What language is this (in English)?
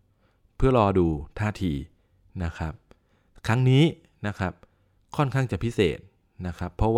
Thai